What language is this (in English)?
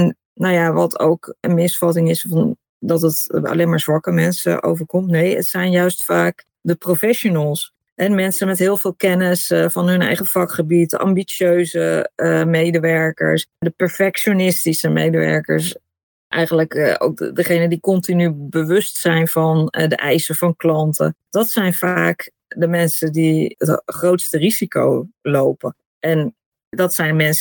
Dutch